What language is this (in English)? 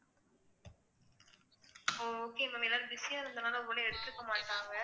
Tamil